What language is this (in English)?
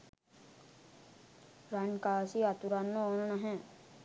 Sinhala